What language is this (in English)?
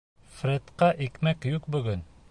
Bashkir